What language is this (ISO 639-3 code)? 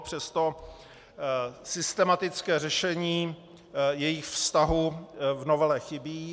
ces